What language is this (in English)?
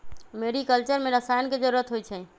Magahi